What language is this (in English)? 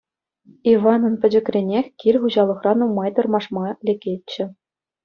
Chuvash